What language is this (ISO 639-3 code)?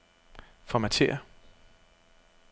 dan